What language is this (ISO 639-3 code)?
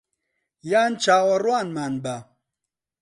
ckb